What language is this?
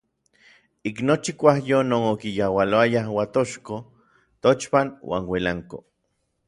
Orizaba Nahuatl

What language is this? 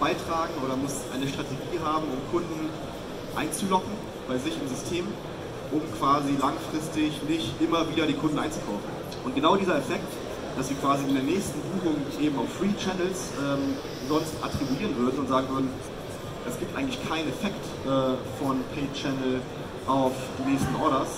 German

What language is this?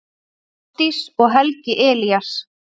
Icelandic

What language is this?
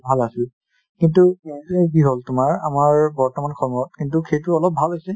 Assamese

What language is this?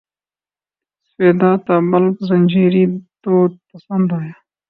Urdu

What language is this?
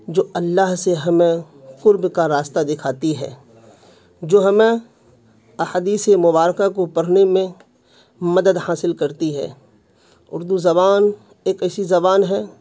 Urdu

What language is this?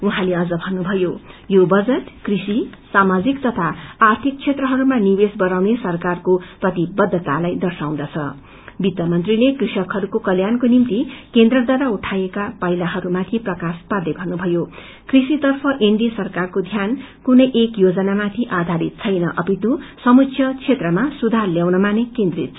Nepali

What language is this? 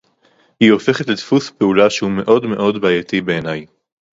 Hebrew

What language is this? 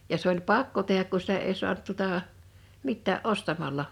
Finnish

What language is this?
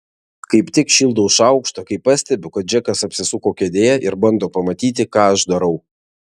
Lithuanian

